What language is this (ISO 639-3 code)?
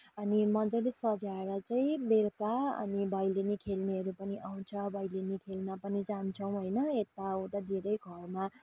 nep